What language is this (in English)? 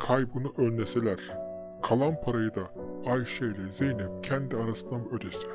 Turkish